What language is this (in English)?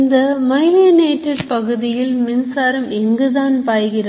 Tamil